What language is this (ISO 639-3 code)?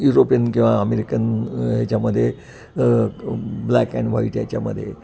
mar